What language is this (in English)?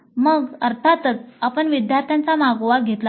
Marathi